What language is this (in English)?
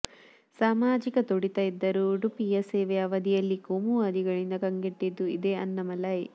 Kannada